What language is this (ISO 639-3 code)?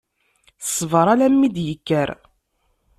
kab